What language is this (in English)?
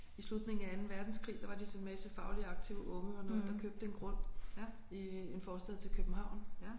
Danish